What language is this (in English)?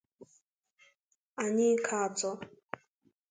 Igbo